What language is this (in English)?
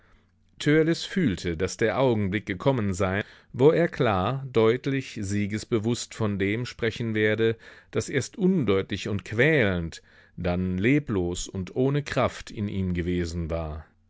German